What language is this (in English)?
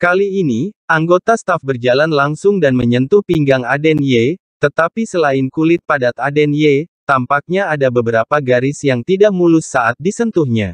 Indonesian